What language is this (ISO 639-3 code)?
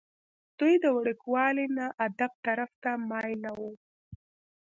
pus